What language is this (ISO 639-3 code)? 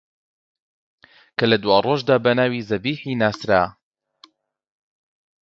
ckb